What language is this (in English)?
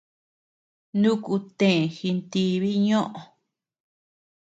Tepeuxila Cuicatec